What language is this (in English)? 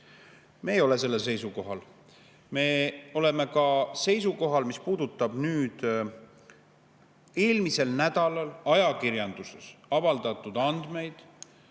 Estonian